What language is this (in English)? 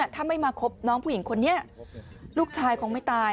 Thai